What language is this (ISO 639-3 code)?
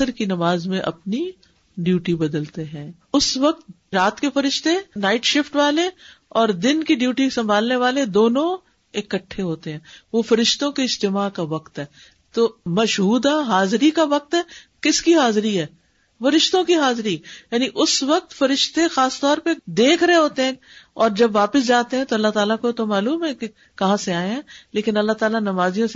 urd